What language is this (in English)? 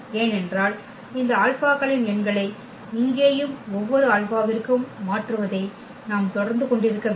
Tamil